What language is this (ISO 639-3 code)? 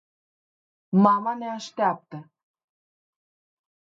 ron